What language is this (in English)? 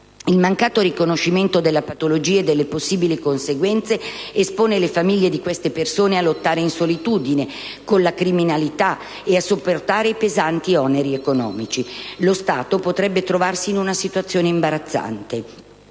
Italian